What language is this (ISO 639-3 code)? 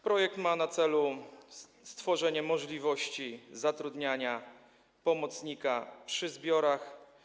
pol